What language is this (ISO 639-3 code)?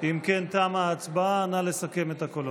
heb